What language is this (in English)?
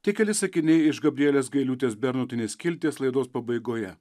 Lithuanian